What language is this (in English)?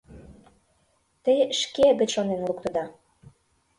Mari